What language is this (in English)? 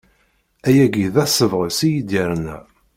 Kabyle